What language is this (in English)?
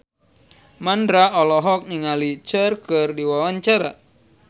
Sundanese